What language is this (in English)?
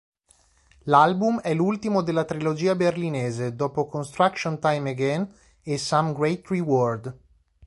Italian